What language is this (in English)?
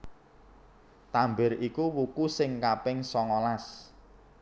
Javanese